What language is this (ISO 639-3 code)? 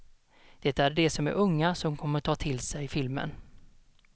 swe